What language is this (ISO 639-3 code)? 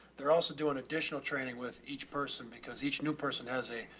eng